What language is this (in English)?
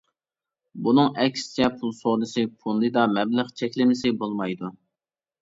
Uyghur